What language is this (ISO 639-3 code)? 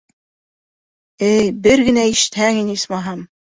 bak